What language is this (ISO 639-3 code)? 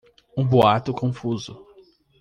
por